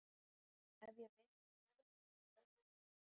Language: Icelandic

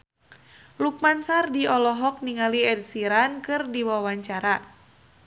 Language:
Sundanese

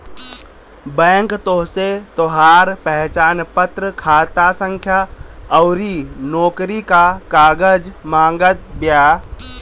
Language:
Bhojpuri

